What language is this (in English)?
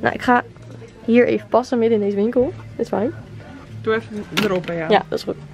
Dutch